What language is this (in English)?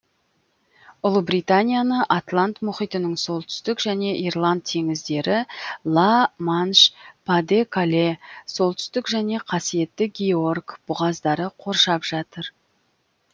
Kazakh